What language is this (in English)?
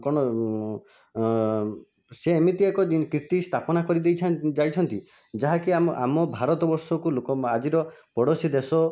Odia